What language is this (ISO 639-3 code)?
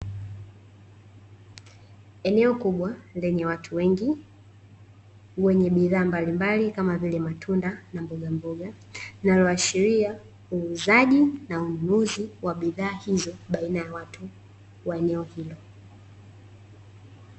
swa